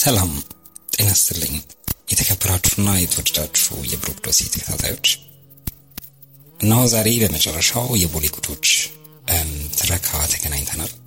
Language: Amharic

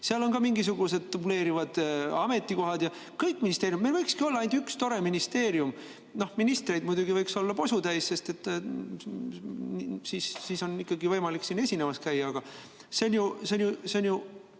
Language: Estonian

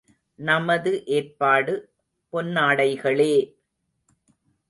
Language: Tamil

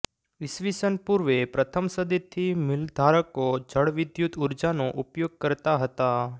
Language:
Gujarati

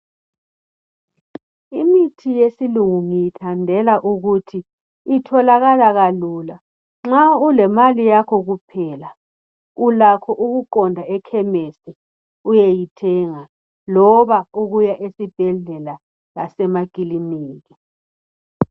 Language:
North Ndebele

